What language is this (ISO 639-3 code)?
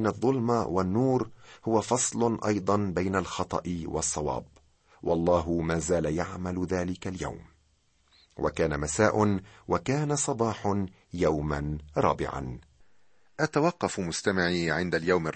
ara